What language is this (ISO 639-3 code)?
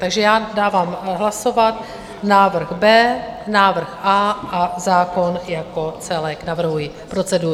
ces